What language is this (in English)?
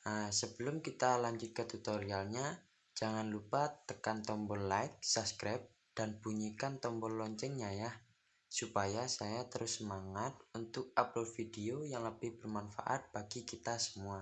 Indonesian